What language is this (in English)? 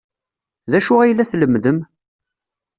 Kabyle